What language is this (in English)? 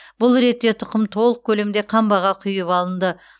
Kazakh